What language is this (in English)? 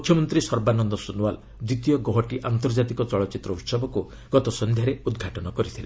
Odia